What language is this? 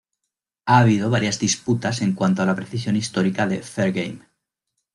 Spanish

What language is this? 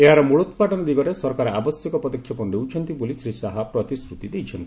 Odia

